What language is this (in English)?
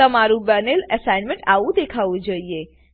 Gujarati